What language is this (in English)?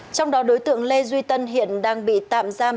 Vietnamese